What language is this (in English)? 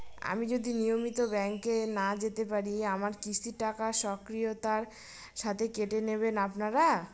Bangla